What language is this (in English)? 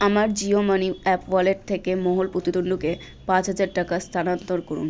Bangla